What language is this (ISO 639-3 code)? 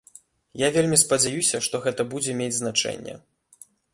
bel